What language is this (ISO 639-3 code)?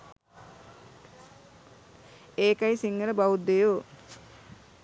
sin